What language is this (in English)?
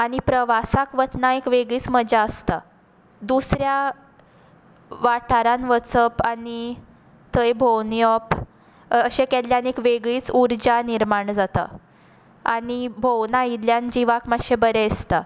Konkani